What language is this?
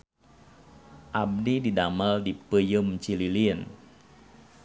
Sundanese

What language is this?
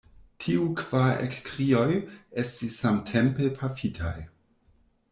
Esperanto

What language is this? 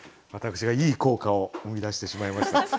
Japanese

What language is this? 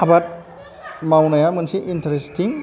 Bodo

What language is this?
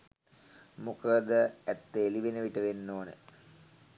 Sinhala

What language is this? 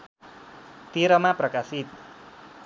Nepali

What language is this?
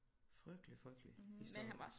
Danish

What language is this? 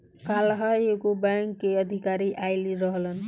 Bhojpuri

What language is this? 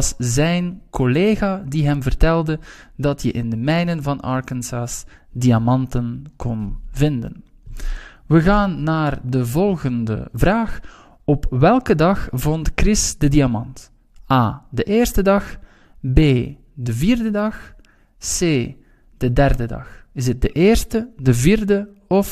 Dutch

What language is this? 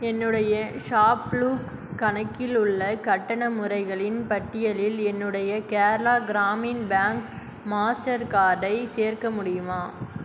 Tamil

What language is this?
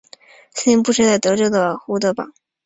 Chinese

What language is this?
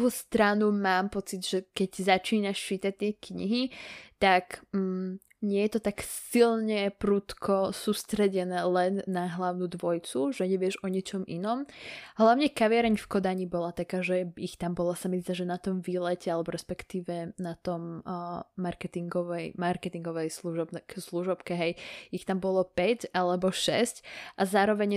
Slovak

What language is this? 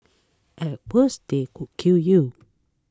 English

